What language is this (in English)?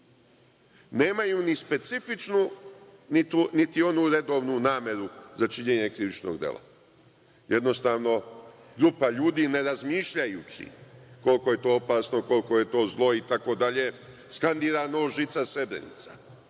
Serbian